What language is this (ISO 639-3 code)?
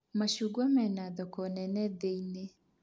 kik